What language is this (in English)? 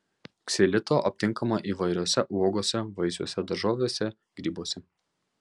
Lithuanian